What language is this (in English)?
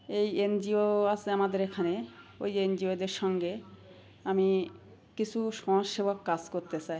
Bangla